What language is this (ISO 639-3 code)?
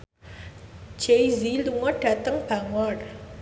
jav